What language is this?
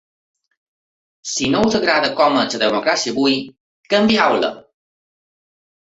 Catalan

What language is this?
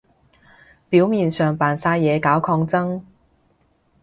Cantonese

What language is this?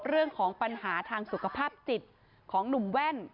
Thai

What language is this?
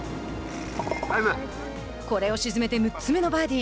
Japanese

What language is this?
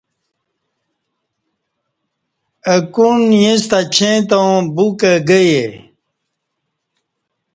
Kati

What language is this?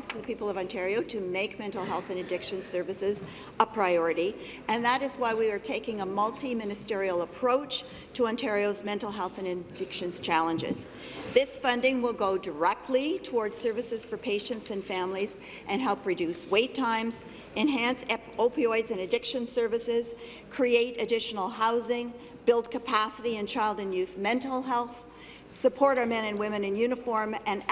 English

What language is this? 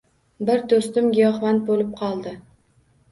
Uzbek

